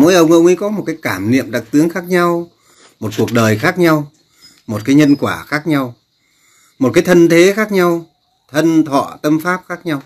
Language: Vietnamese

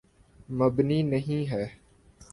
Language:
Urdu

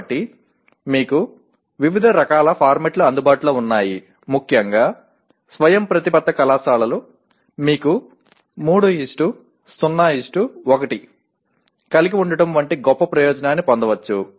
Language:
Telugu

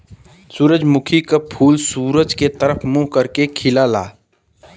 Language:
Bhojpuri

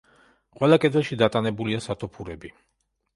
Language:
Georgian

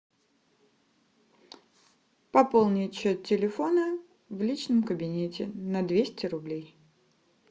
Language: Russian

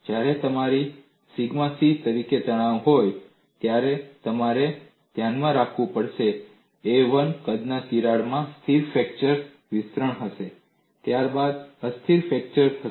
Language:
Gujarati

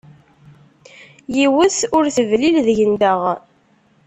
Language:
Kabyle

